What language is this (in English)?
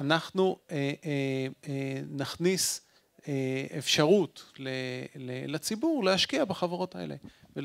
Hebrew